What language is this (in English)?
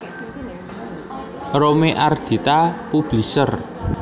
Javanese